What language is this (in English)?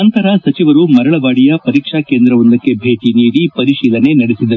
Kannada